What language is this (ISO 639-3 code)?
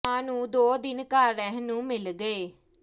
pan